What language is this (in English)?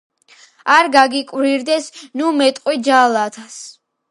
Georgian